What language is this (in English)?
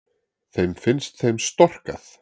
Icelandic